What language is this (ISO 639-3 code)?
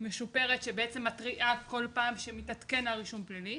heb